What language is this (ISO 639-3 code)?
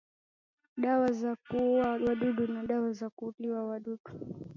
swa